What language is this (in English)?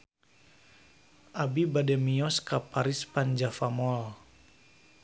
Sundanese